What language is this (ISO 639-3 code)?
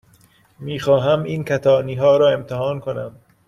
fas